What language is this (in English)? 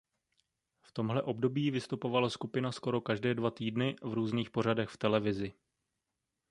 Czech